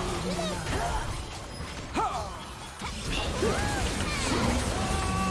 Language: Portuguese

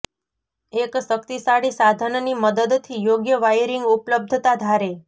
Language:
Gujarati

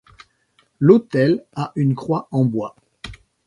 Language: French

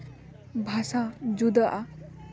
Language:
Santali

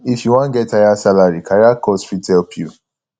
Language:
Nigerian Pidgin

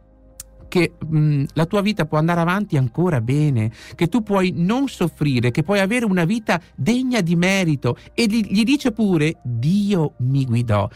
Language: Italian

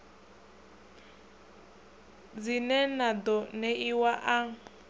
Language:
Venda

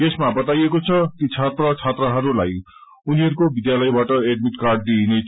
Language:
Nepali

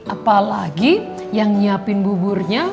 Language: Indonesian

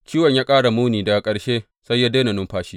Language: Hausa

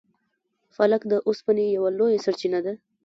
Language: Pashto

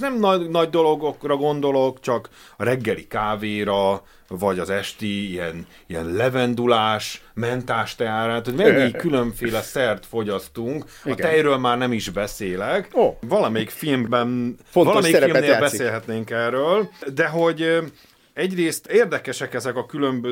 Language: Hungarian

